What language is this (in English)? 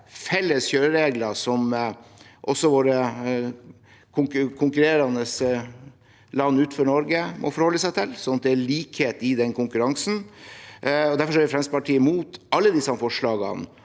Norwegian